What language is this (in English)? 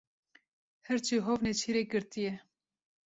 Kurdish